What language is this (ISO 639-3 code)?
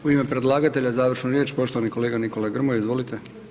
hrv